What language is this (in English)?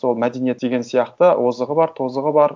Kazakh